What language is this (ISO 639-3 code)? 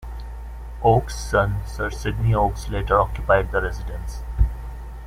eng